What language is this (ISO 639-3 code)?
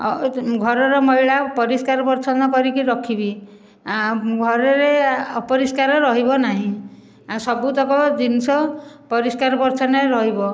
ori